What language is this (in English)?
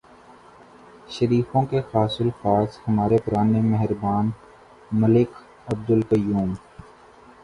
Urdu